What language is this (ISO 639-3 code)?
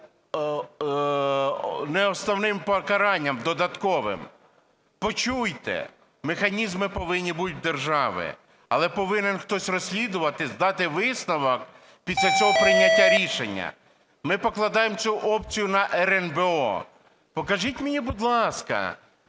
ukr